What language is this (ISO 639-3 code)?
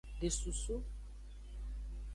ajg